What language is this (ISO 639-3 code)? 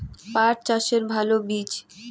ben